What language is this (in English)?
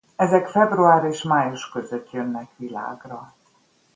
Hungarian